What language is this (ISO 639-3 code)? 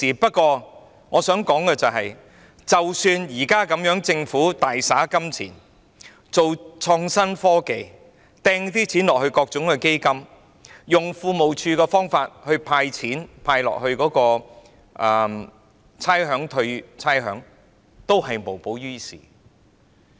yue